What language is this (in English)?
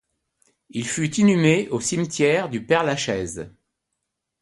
French